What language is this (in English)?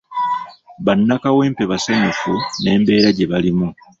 Ganda